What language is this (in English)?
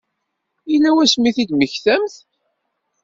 Kabyle